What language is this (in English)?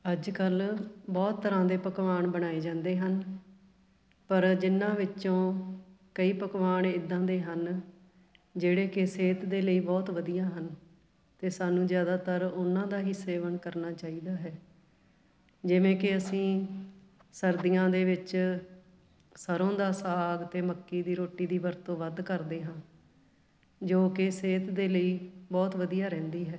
Punjabi